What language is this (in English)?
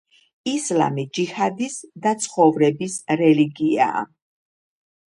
Georgian